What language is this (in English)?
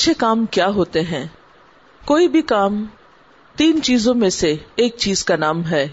Urdu